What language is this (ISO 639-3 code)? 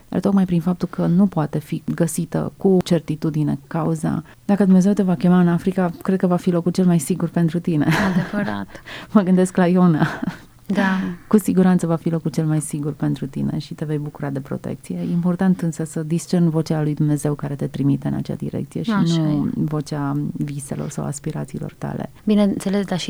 ron